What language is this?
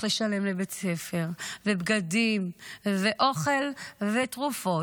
Hebrew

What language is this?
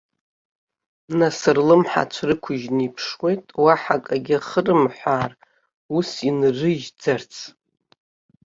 Abkhazian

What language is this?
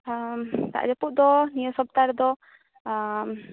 Santali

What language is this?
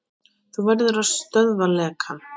Icelandic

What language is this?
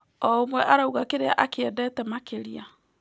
Kikuyu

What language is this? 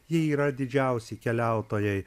Lithuanian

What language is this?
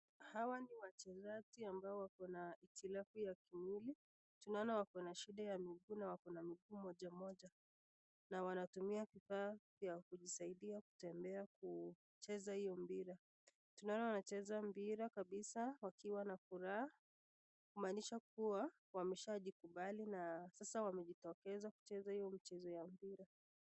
Swahili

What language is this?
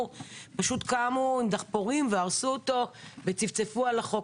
Hebrew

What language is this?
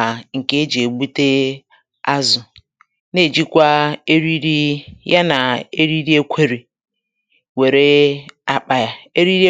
Igbo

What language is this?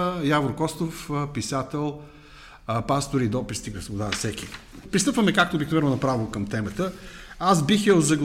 Bulgarian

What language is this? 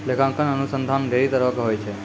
Maithili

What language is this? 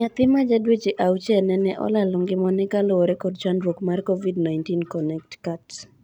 Luo (Kenya and Tanzania)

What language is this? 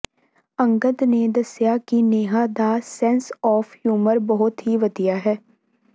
Punjabi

